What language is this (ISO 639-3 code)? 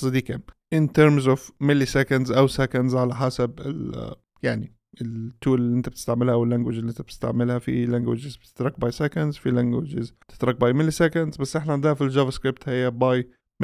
ara